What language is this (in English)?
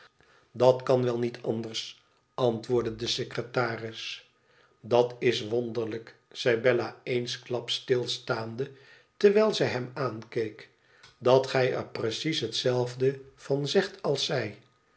Dutch